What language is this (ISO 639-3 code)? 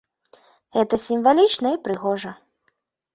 bel